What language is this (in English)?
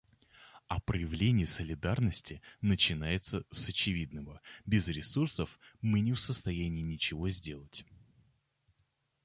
Russian